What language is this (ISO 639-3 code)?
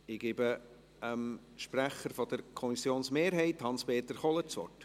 gsw